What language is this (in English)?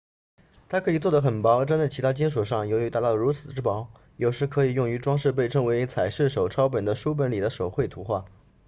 Chinese